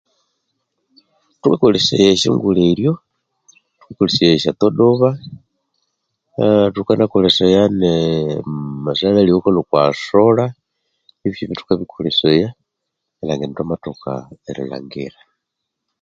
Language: Konzo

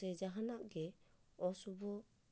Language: Santali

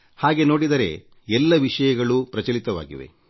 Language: Kannada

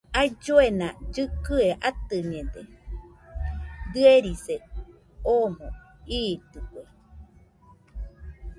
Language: Nüpode Huitoto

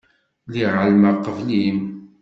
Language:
Kabyle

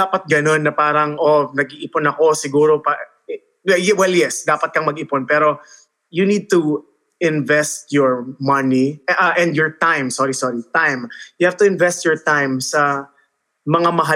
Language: Filipino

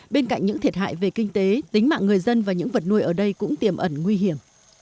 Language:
Vietnamese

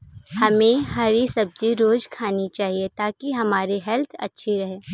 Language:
Hindi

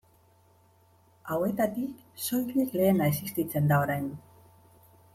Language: Basque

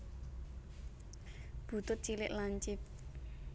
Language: Javanese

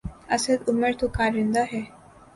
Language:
Urdu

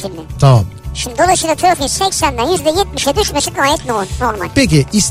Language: Turkish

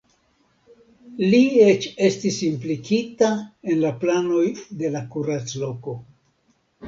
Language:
Esperanto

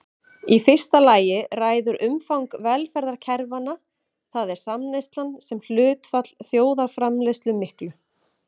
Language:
Icelandic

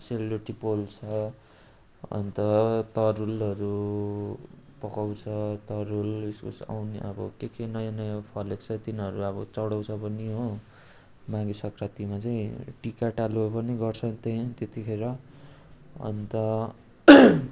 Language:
Nepali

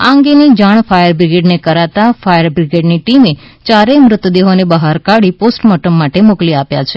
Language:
Gujarati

